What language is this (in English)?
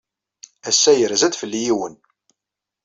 Kabyle